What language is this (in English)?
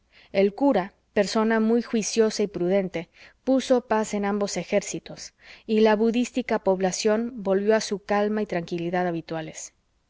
Spanish